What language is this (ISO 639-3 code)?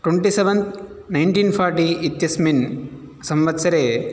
san